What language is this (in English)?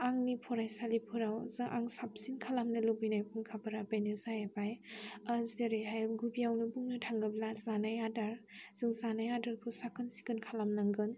Bodo